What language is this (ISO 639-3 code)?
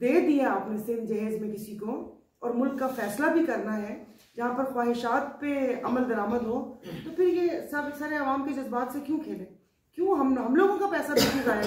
hin